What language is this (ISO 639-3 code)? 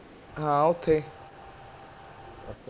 pan